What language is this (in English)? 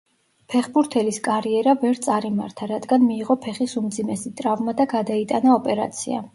Georgian